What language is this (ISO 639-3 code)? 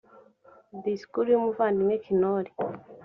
kin